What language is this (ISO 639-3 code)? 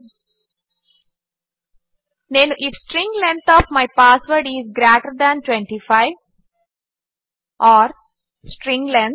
tel